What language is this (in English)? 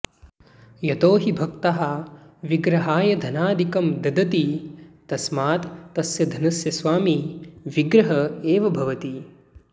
Sanskrit